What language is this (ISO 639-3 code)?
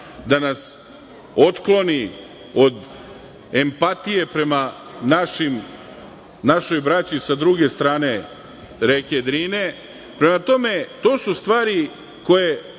srp